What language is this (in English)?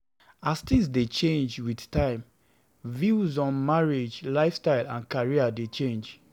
Nigerian Pidgin